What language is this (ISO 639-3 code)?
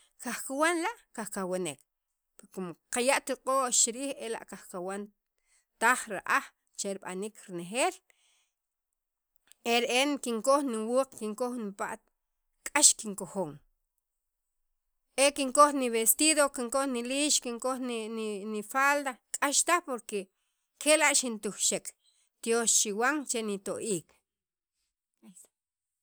quv